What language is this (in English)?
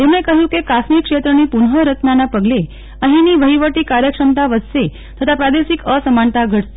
Gujarati